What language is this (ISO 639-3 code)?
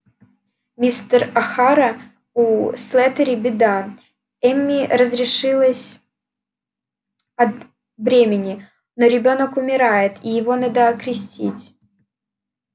rus